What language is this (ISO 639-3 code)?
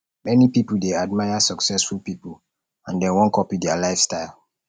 pcm